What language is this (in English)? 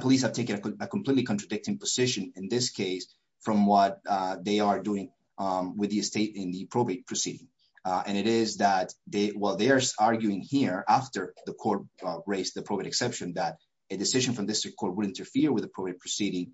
English